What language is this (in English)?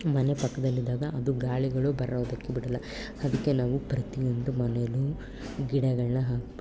Kannada